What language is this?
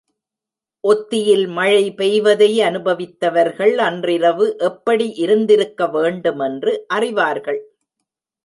Tamil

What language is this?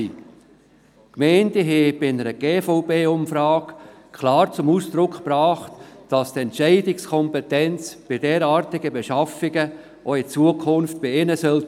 Swiss German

